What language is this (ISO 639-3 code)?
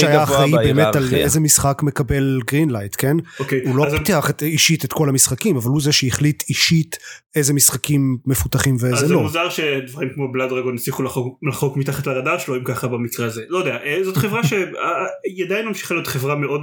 heb